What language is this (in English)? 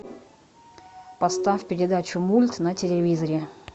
Russian